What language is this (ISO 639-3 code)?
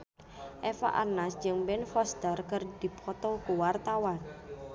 sun